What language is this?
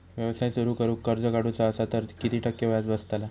Marathi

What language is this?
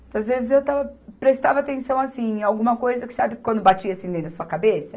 Portuguese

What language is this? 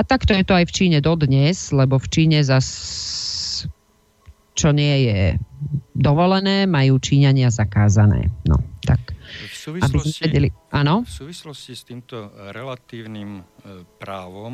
Slovak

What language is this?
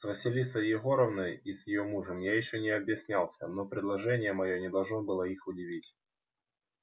Russian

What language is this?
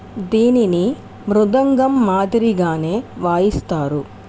Telugu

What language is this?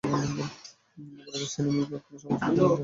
Bangla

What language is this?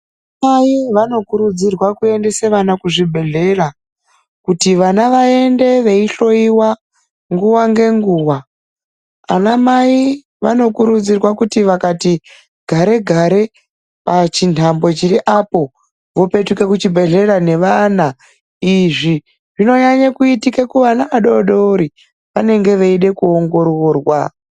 Ndau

